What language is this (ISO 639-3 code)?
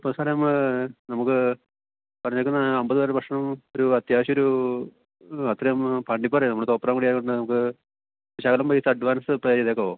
mal